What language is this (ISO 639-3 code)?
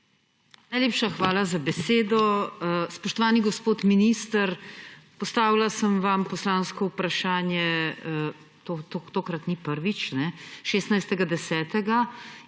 slv